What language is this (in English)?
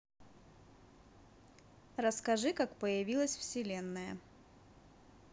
Russian